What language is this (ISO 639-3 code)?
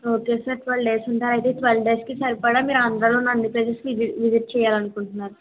tel